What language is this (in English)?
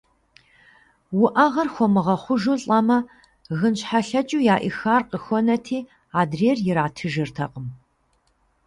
Kabardian